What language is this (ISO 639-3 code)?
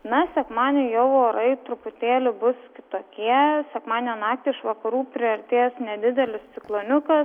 lit